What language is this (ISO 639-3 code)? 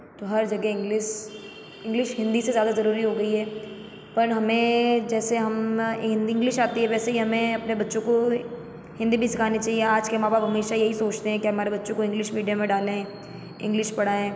hin